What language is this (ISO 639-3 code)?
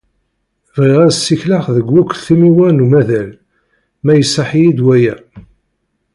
kab